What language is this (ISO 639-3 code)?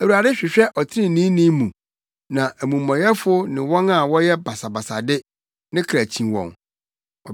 aka